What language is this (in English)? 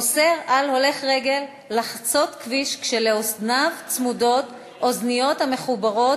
Hebrew